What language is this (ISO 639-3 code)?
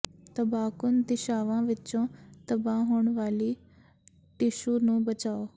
pan